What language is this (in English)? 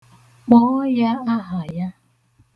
Igbo